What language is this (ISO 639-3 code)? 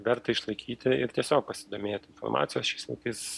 lit